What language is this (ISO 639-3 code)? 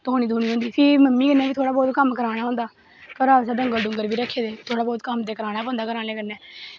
doi